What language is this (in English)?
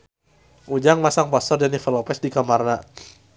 Sundanese